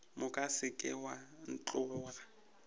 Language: Northern Sotho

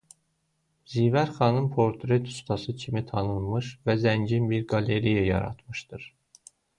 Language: Azerbaijani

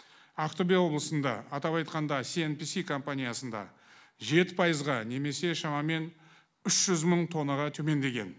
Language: Kazakh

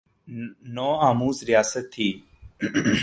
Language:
Urdu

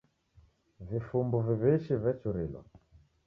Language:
Taita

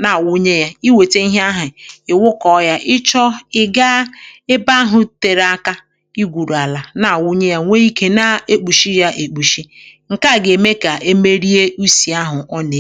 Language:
Igbo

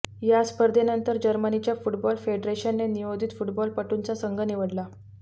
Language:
Marathi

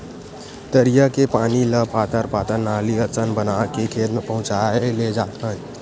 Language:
Chhattisgarhi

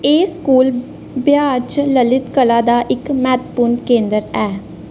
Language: Dogri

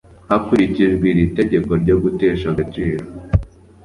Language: Kinyarwanda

